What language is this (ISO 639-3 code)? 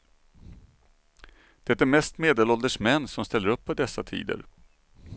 swe